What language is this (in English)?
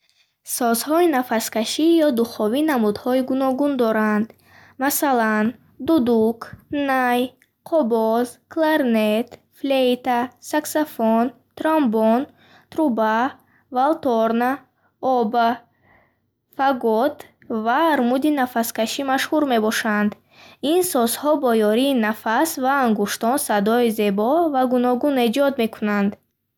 Bukharic